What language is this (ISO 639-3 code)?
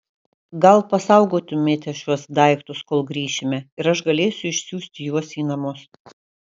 lit